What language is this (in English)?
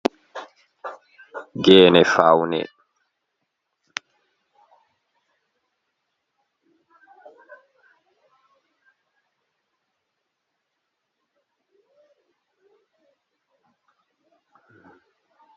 Fula